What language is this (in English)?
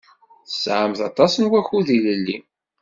Kabyle